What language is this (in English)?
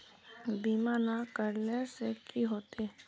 Magahi